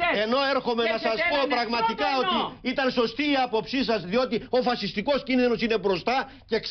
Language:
Greek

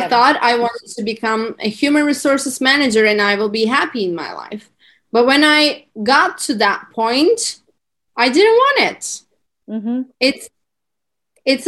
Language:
English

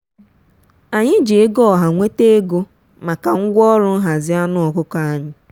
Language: Igbo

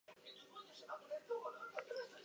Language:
Basque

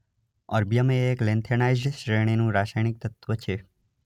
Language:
Gujarati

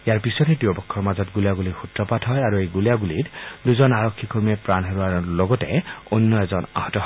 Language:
Assamese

